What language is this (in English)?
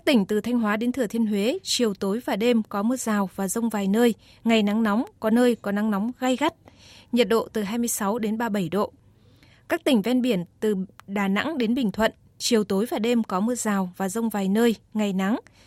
Vietnamese